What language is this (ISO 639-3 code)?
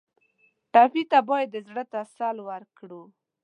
pus